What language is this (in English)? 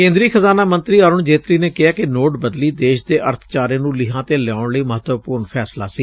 Punjabi